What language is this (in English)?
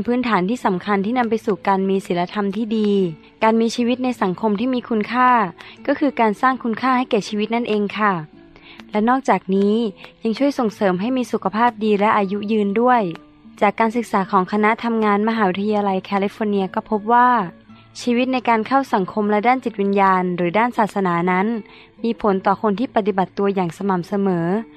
Thai